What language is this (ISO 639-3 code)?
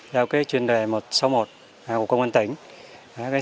vie